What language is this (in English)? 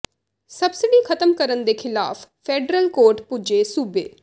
Punjabi